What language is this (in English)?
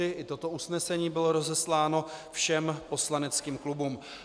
Czech